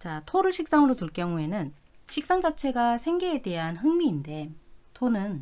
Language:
Korean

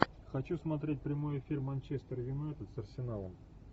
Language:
Russian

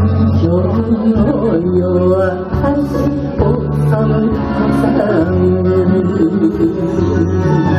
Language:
Arabic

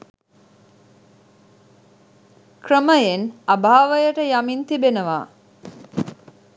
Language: Sinhala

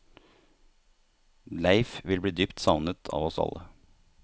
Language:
Norwegian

